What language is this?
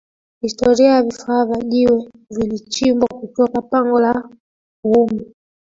Swahili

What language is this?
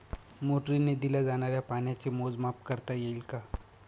Marathi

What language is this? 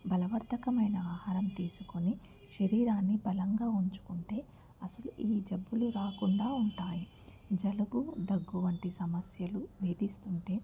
Telugu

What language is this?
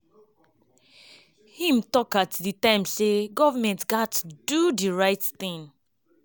Nigerian Pidgin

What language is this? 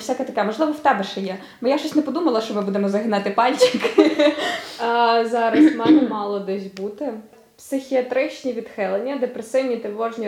Ukrainian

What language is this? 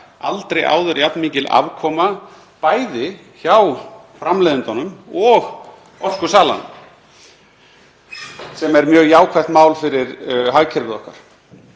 Icelandic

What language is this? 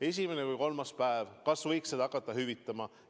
Estonian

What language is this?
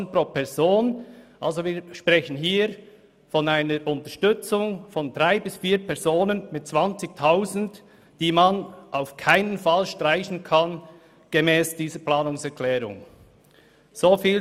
Swiss German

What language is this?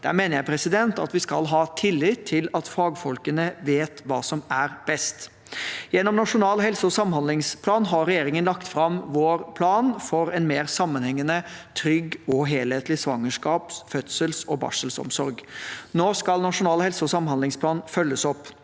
Norwegian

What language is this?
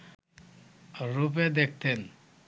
Bangla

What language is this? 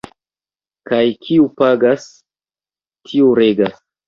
Esperanto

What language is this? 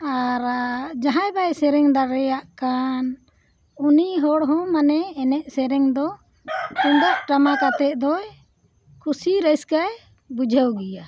Santali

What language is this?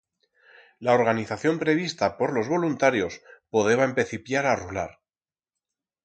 Aragonese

